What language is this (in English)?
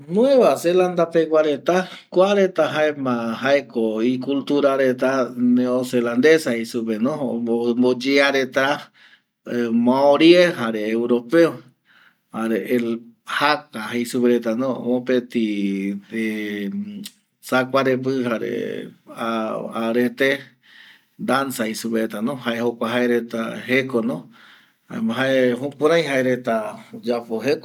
Eastern Bolivian Guaraní